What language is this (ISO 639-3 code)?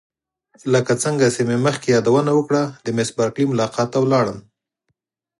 pus